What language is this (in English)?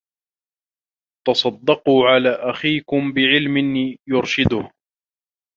Arabic